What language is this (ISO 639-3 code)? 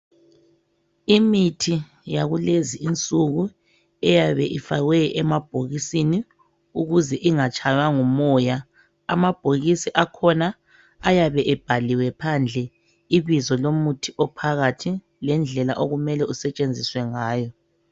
nde